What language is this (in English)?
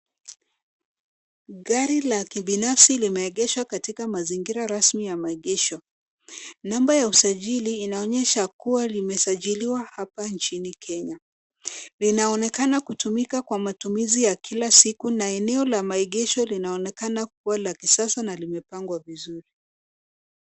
Swahili